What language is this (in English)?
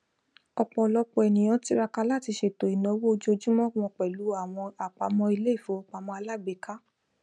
Yoruba